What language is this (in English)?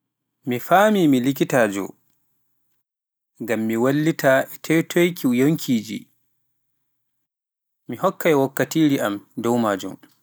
Pular